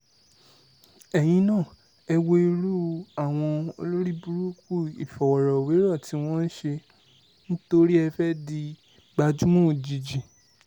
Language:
Yoruba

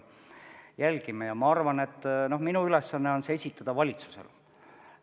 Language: Estonian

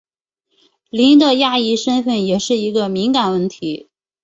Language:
Chinese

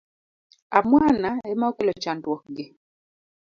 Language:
Luo (Kenya and Tanzania)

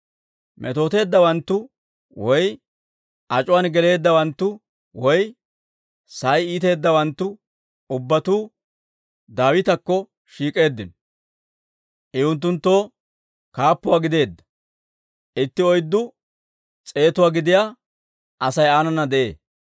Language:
Dawro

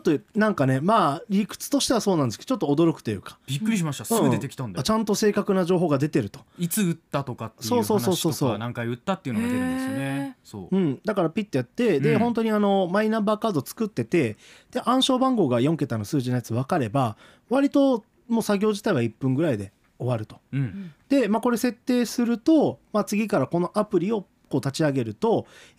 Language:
Japanese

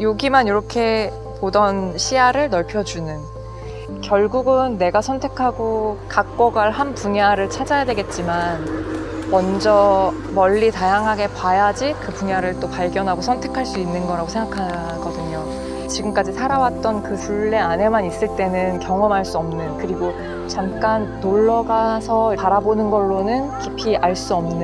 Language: Korean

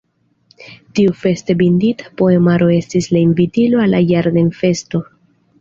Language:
Esperanto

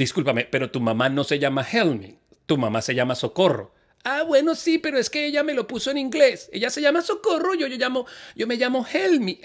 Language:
Spanish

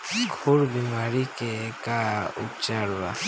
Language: Bhojpuri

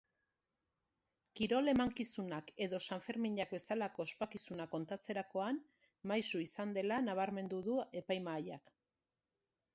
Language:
Basque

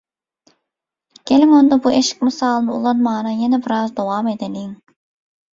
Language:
Turkmen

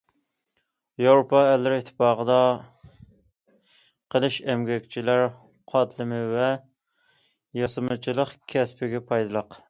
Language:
Uyghur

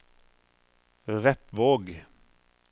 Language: Norwegian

